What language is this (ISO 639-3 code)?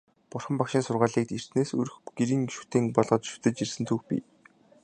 mon